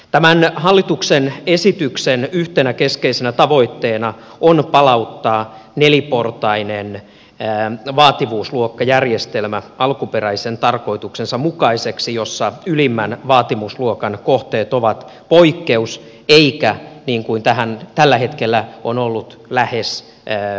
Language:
Finnish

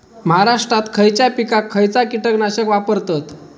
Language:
Marathi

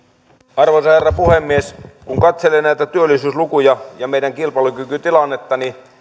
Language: Finnish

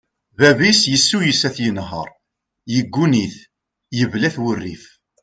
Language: Kabyle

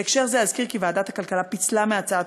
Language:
Hebrew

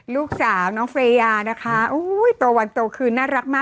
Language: Thai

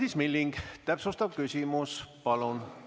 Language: Estonian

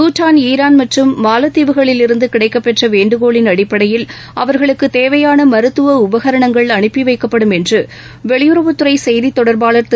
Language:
Tamil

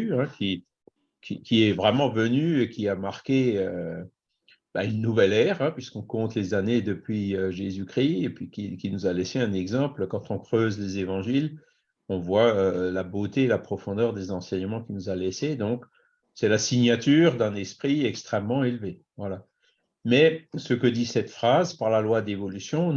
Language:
French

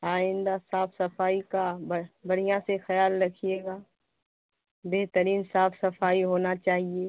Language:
Urdu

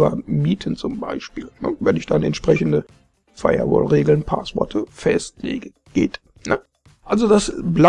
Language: German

